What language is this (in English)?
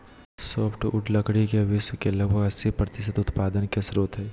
Magahi